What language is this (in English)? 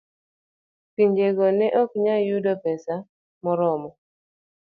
Luo (Kenya and Tanzania)